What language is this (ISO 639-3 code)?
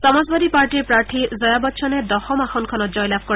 asm